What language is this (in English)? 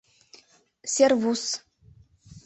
Mari